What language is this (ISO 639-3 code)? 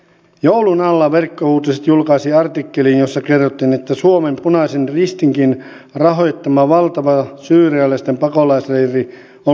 fin